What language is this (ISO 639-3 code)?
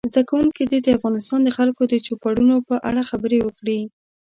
pus